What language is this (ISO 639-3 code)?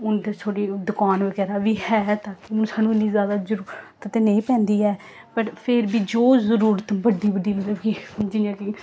doi